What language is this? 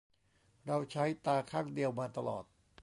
Thai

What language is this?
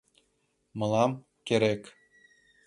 Mari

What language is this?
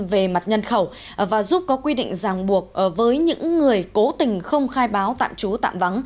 Vietnamese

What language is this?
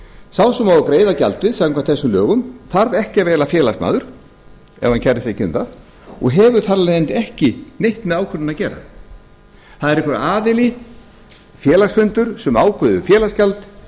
Icelandic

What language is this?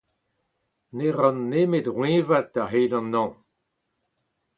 Breton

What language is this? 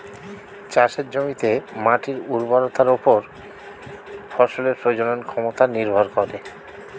Bangla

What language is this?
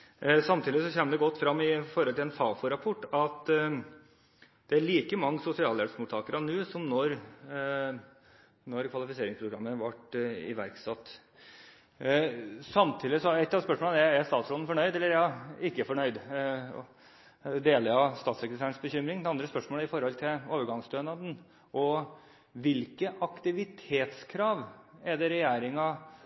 Norwegian Bokmål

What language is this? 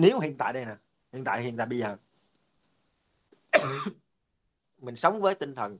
Vietnamese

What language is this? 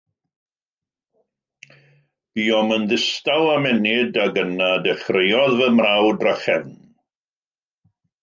Welsh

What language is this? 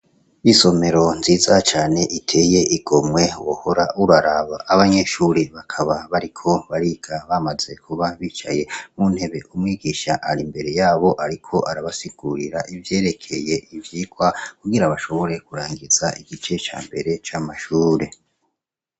Rundi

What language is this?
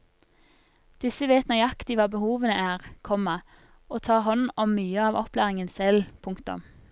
Norwegian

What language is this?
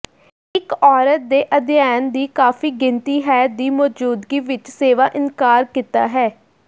Punjabi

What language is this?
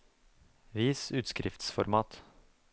Norwegian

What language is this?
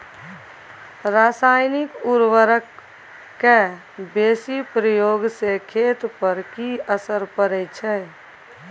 Maithili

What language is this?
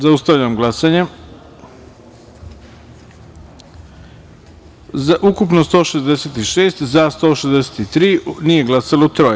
Serbian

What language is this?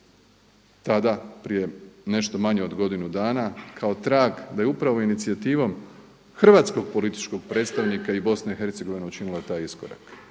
Croatian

